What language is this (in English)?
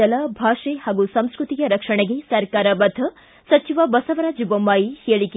Kannada